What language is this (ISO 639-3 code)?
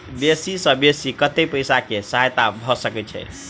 mai